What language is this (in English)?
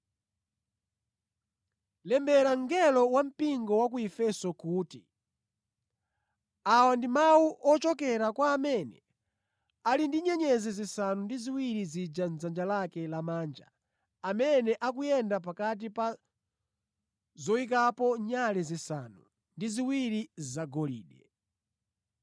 Nyanja